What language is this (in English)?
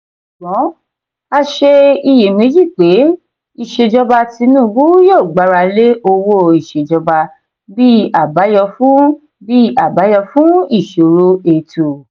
Yoruba